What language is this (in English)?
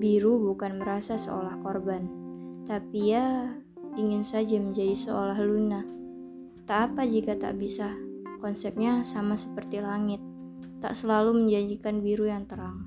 Indonesian